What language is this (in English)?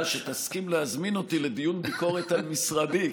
Hebrew